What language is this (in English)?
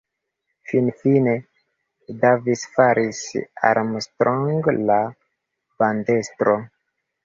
Esperanto